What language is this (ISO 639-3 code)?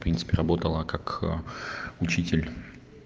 rus